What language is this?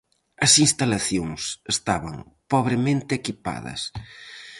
Galician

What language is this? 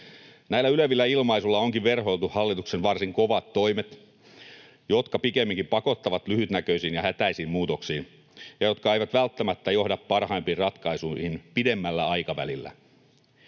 Finnish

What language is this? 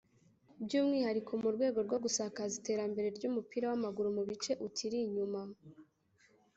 Kinyarwanda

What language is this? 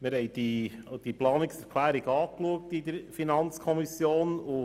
Swiss German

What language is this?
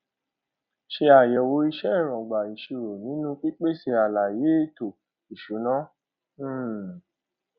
Yoruba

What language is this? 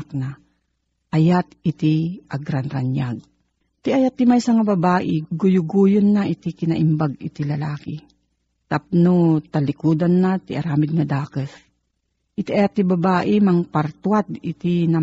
Filipino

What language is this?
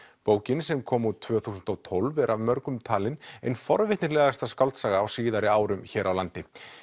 Icelandic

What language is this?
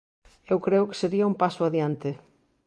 Galician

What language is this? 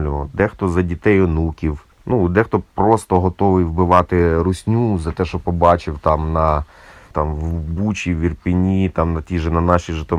Ukrainian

